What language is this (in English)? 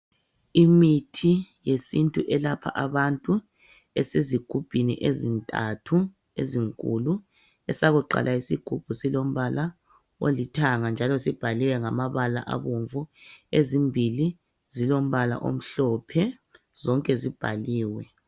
North Ndebele